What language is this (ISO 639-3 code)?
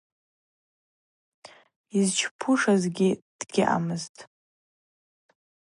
abq